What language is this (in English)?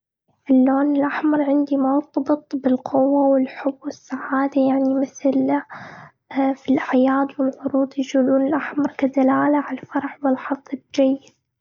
Gulf Arabic